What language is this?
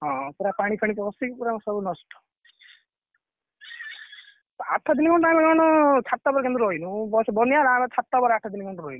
Odia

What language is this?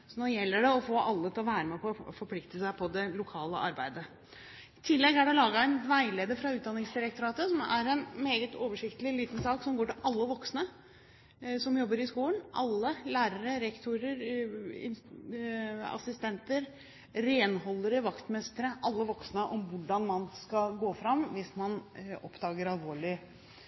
Norwegian Bokmål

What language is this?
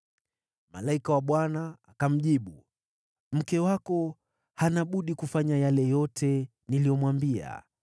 Swahili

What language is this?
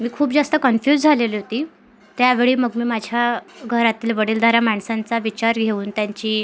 Marathi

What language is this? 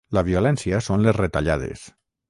Catalan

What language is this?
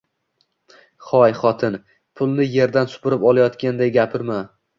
Uzbek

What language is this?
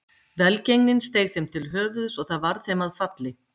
Icelandic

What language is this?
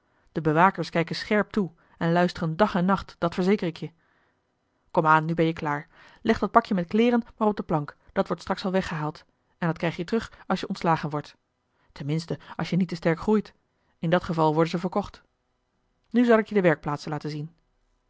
Dutch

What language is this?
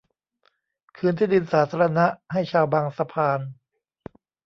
Thai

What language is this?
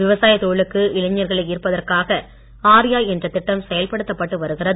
Tamil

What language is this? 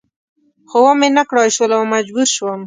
Pashto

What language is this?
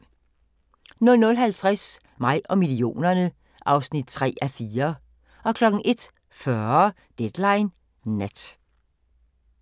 Danish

